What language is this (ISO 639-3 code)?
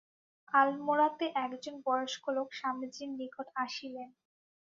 ben